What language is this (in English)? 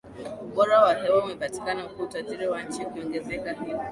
Swahili